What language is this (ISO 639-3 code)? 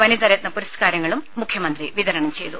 mal